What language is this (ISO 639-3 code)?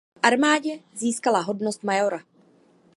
ces